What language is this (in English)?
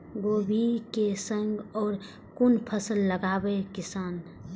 Maithili